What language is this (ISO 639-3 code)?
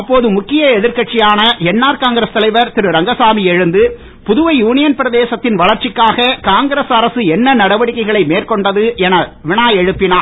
tam